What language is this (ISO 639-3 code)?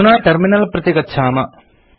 san